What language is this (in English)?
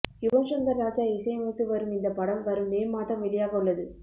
Tamil